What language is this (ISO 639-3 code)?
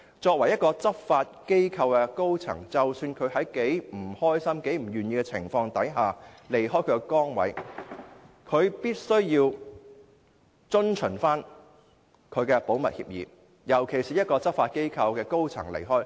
yue